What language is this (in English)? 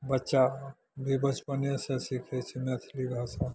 Maithili